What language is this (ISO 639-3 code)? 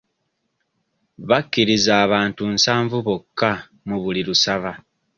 lug